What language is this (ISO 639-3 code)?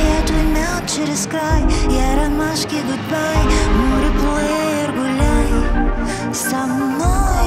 pol